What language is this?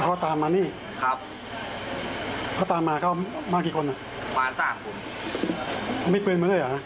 Thai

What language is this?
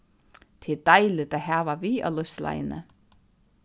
Faroese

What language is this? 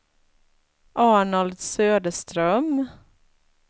Swedish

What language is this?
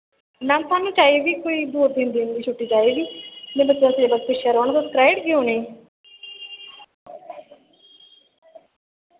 Dogri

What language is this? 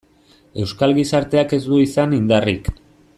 Basque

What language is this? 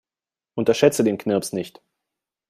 German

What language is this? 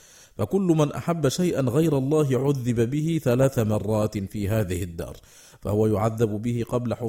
Arabic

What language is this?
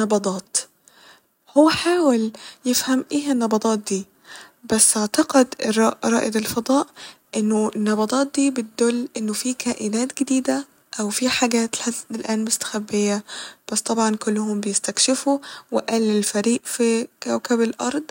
Egyptian Arabic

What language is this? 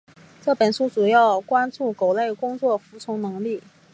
Chinese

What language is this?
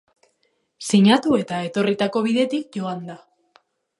Basque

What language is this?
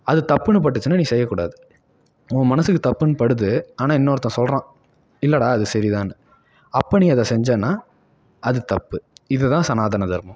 Tamil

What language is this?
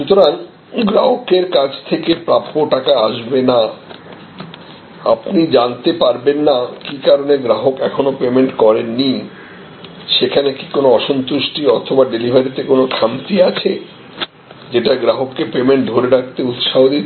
Bangla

